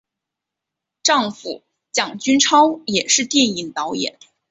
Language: Chinese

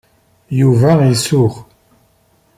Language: Kabyle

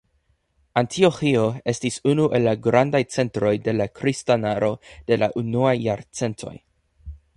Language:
Esperanto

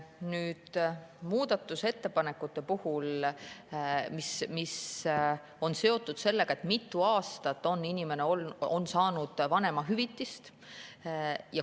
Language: Estonian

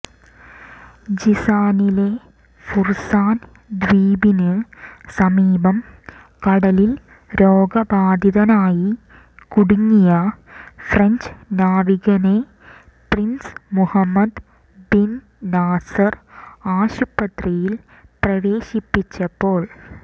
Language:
Malayalam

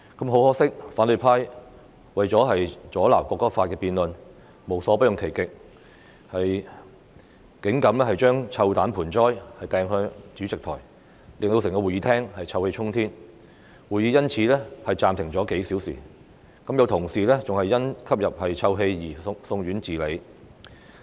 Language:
Cantonese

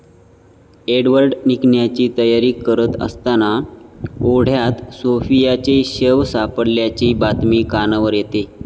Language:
Marathi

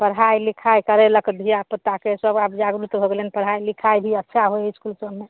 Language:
Maithili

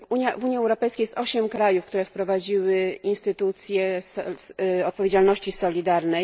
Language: Polish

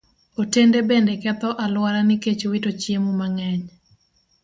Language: Luo (Kenya and Tanzania)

